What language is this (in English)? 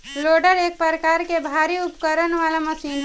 Bhojpuri